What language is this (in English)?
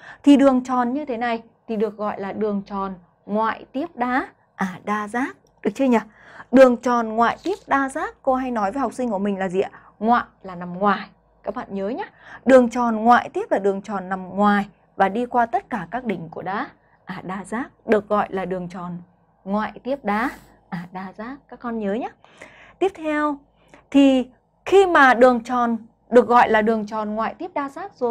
Vietnamese